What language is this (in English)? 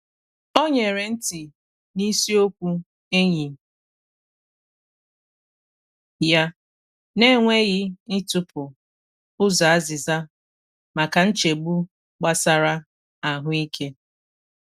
Igbo